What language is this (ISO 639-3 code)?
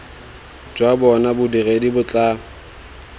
tsn